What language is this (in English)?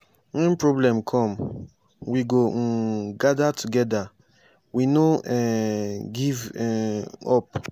Nigerian Pidgin